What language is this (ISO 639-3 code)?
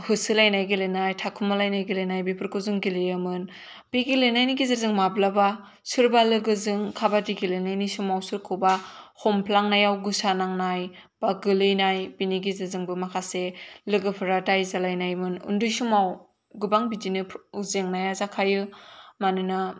brx